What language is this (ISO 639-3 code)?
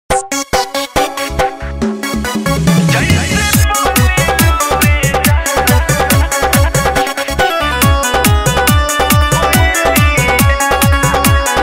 hin